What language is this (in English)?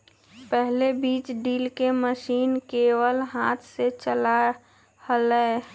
Magahi